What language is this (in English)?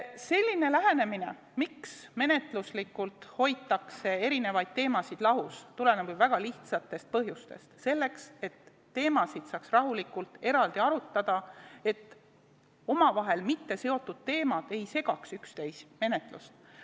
Estonian